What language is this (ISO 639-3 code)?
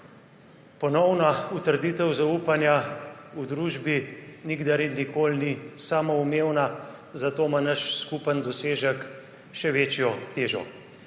slv